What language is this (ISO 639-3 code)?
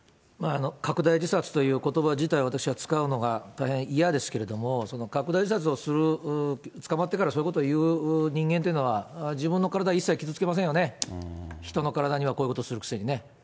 jpn